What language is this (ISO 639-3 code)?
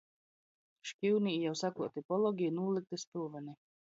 ltg